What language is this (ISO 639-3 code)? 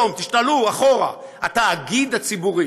heb